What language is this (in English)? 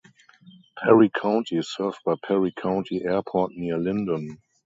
English